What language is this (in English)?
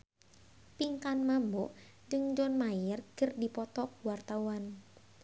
Sundanese